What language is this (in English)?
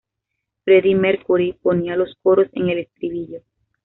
Spanish